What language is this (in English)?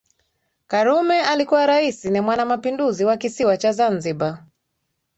Swahili